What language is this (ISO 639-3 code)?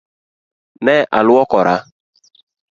luo